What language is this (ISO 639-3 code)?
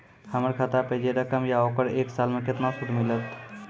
mai